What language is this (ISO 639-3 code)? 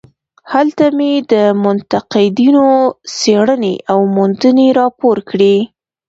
pus